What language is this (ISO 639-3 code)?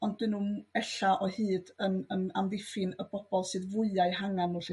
cym